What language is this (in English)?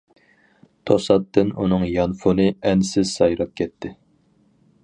Uyghur